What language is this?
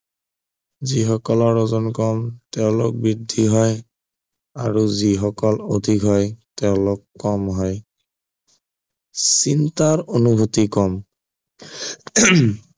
Assamese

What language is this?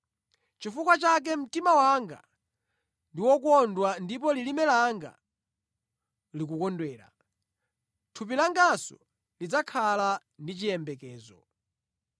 Nyanja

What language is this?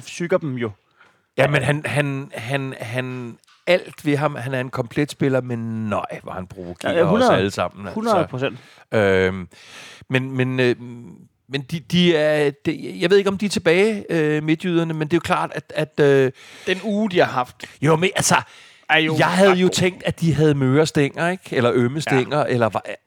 Danish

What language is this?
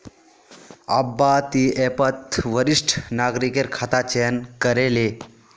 Magahi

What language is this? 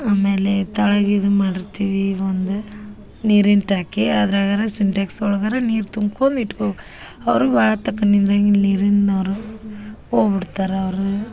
Kannada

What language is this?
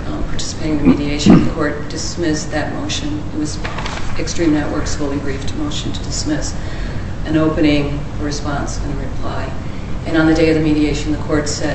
English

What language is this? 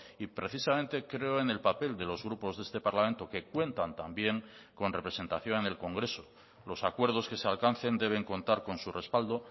Spanish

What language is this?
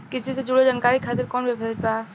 Bhojpuri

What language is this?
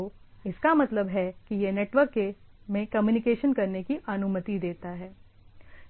Hindi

